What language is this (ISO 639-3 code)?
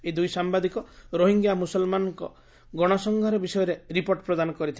ori